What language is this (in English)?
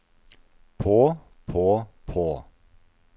Norwegian